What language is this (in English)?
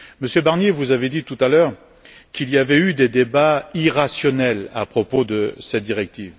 French